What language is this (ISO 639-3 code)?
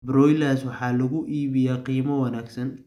som